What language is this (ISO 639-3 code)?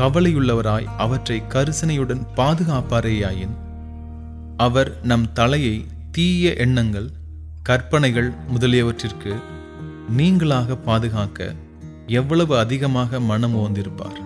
tam